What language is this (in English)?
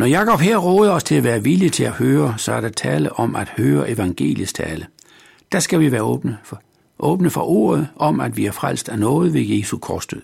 Danish